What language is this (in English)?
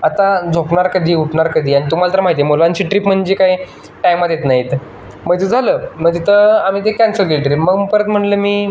Marathi